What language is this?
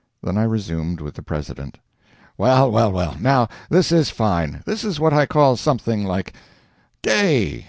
English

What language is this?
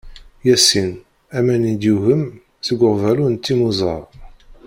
Kabyle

